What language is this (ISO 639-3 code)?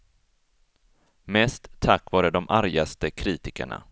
swe